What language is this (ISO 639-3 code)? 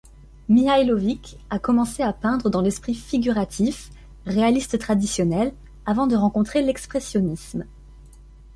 fra